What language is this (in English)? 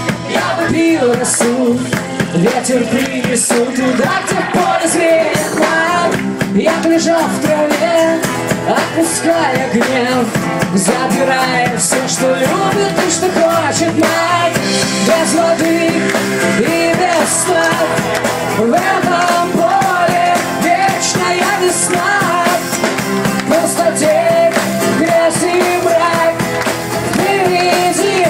Ukrainian